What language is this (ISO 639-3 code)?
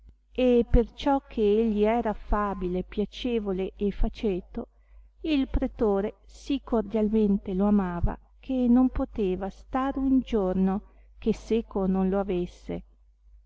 ita